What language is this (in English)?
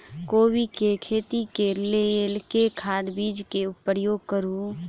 Maithili